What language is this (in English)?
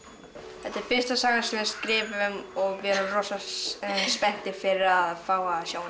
Icelandic